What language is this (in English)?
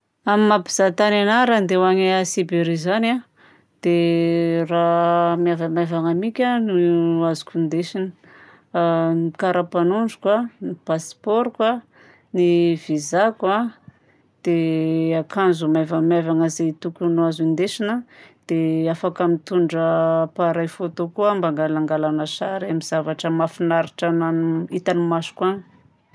Southern Betsimisaraka Malagasy